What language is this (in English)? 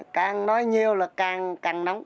Vietnamese